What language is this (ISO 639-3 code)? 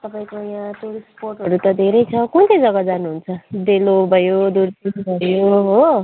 nep